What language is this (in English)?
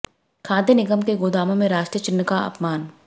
Hindi